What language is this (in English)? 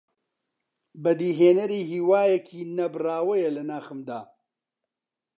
Central Kurdish